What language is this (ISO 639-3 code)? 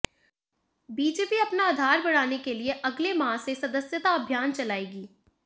hin